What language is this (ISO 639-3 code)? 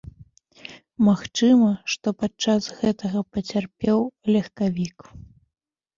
bel